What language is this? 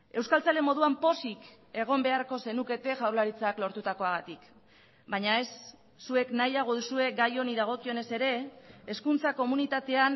Basque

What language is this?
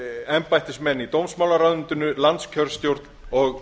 Icelandic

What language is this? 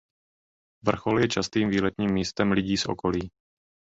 Czech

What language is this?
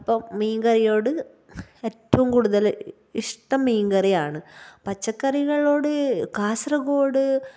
Malayalam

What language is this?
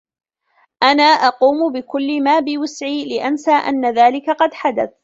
Arabic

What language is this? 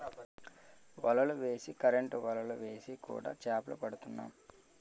Telugu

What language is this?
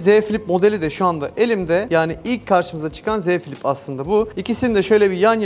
Turkish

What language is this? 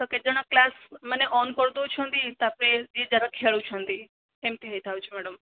Odia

